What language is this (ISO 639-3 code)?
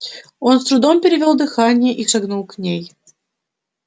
rus